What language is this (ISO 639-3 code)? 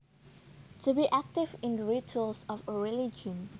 jav